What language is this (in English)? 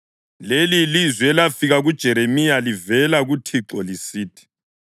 North Ndebele